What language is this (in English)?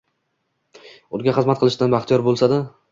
Uzbek